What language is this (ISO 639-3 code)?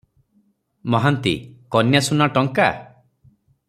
ori